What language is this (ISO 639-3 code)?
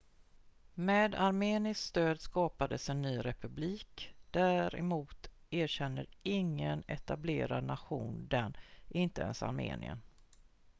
swe